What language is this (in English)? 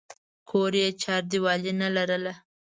Pashto